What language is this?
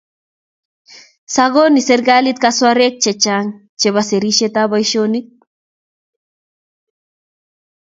Kalenjin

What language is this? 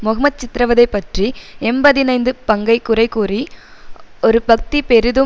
Tamil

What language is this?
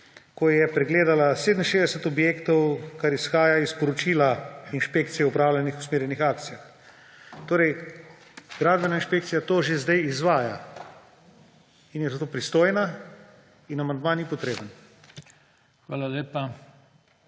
Slovenian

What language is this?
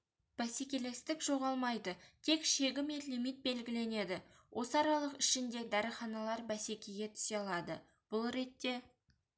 Kazakh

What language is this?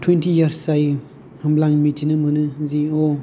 Bodo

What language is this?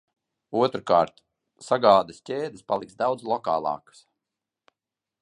Latvian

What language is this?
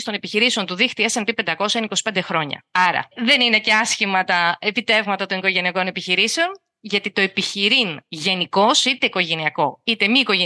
Greek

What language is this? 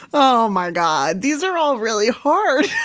English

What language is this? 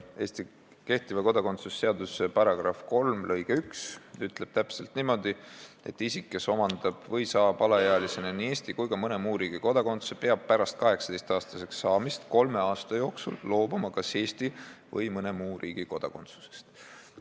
Estonian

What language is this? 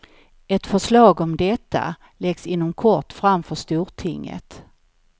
Swedish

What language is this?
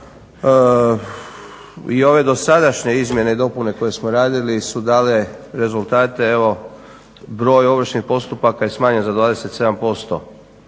Croatian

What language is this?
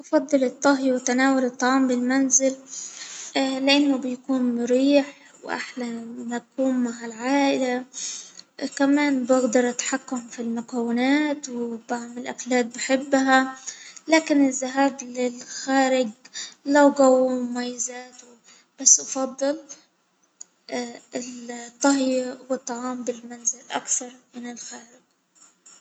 Hijazi Arabic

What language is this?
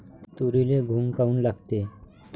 Marathi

